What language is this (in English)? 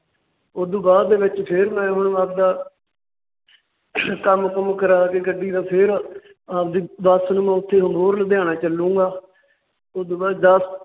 Punjabi